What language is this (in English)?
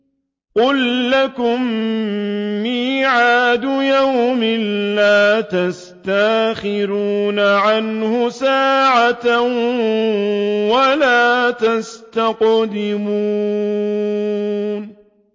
Arabic